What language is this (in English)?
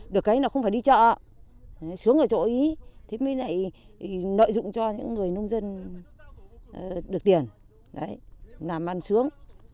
Vietnamese